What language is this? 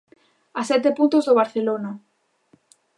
Galician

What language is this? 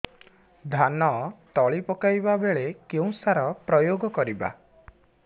Odia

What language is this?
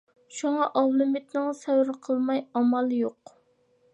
Uyghur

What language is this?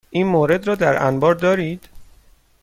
Persian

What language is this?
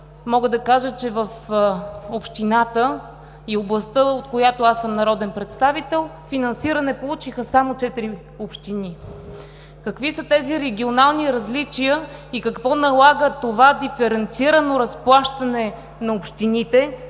Bulgarian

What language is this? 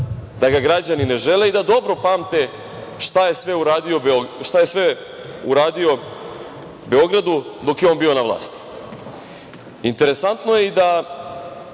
Serbian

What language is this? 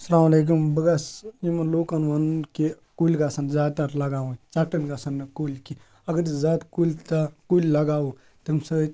Kashmiri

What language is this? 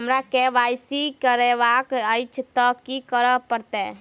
Maithili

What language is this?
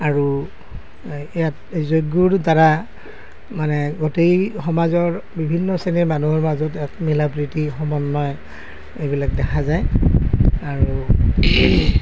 Assamese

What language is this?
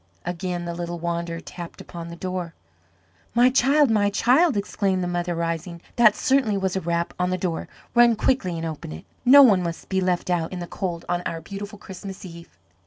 English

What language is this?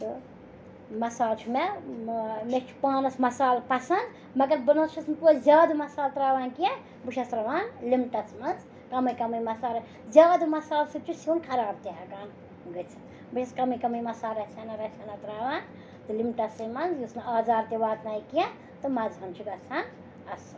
Kashmiri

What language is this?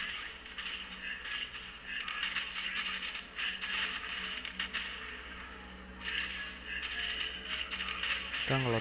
Indonesian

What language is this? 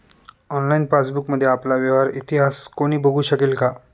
Marathi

